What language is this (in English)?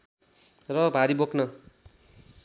Nepali